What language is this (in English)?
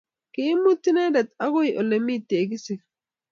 Kalenjin